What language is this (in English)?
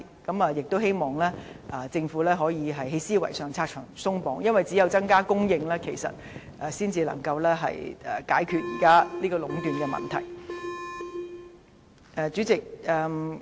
Cantonese